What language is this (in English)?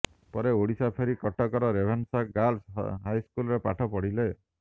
Odia